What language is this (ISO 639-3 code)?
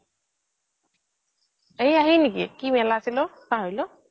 asm